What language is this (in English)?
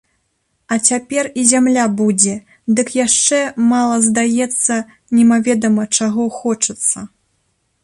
Belarusian